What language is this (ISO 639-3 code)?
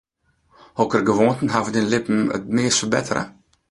fry